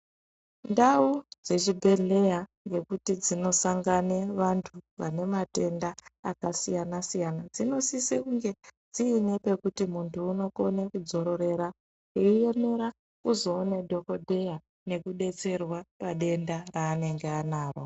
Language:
Ndau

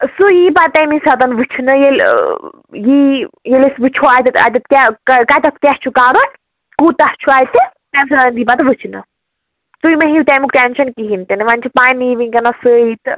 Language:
Kashmiri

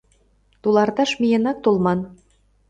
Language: Mari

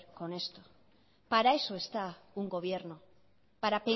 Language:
Spanish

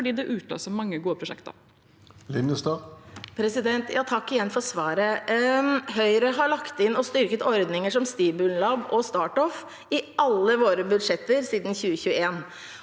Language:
Norwegian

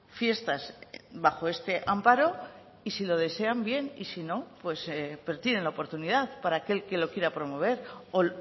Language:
Spanish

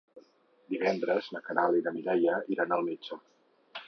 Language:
Catalan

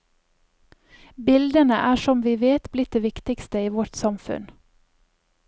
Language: Norwegian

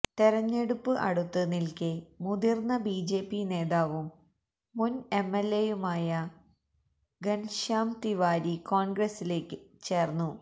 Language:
Malayalam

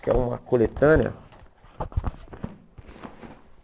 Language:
Portuguese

